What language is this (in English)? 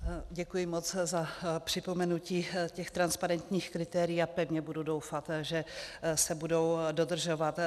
Czech